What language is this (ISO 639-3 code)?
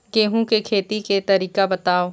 hne